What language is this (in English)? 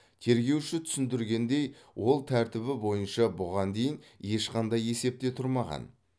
Kazakh